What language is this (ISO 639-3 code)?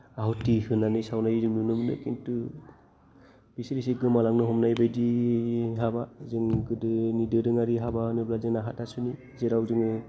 brx